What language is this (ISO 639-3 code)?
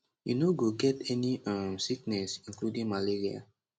pcm